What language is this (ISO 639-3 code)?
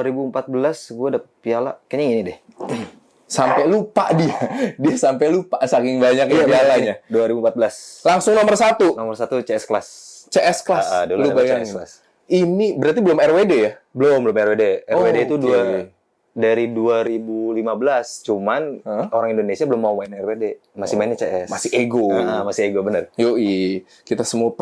ind